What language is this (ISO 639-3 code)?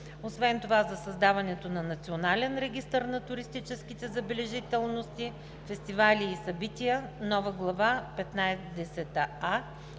bul